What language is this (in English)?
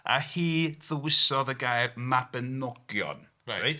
Welsh